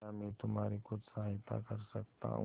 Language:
Hindi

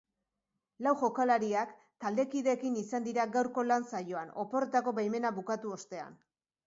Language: Basque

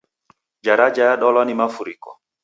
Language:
Taita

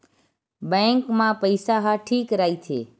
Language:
Chhattisgarhi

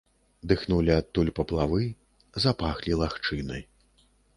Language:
Belarusian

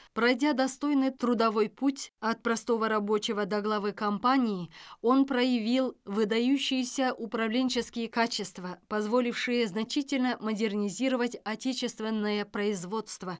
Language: Kazakh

